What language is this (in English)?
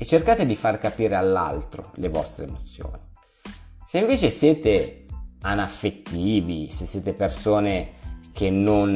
Italian